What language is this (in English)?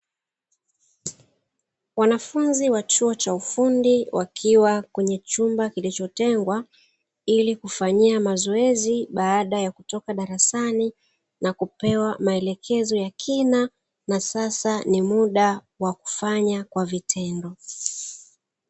Swahili